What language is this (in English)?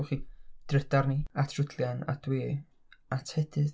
Welsh